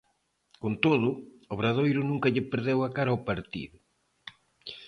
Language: Galician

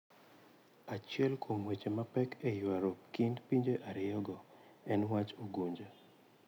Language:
Luo (Kenya and Tanzania)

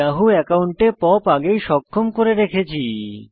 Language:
Bangla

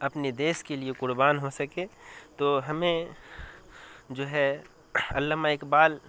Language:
Urdu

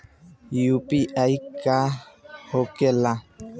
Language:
Bhojpuri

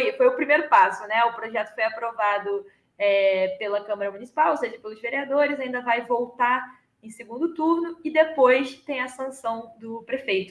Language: Portuguese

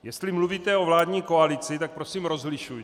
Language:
Czech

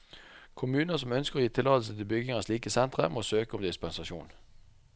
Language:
Norwegian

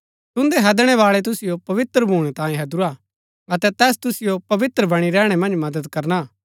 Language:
Gaddi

